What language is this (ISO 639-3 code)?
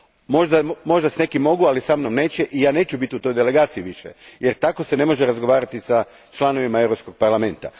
hrv